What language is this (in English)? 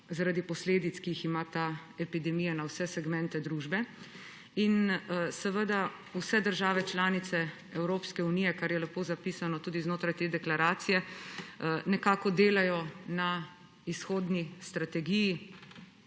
Slovenian